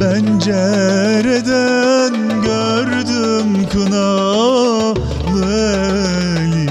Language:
Turkish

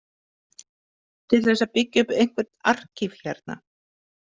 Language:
Icelandic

